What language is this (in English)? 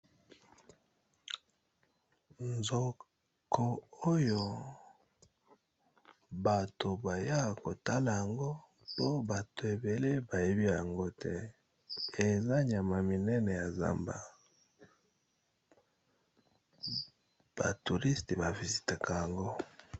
Lingala